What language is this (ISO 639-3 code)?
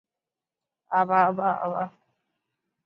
zho